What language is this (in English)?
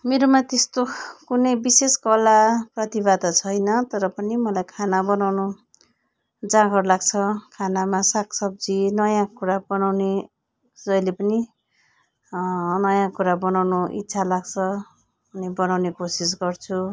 Nepali